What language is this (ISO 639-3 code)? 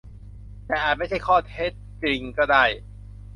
tha